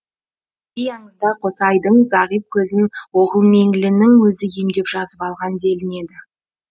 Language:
Kazakh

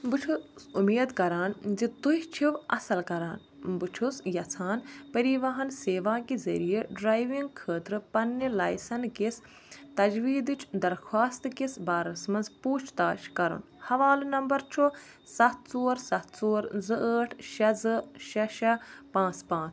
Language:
Kashmiri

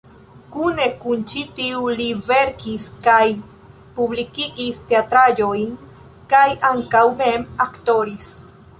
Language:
Esperanto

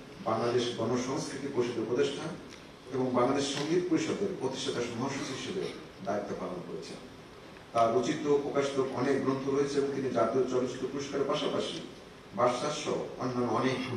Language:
Romanian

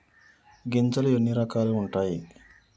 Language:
Telugu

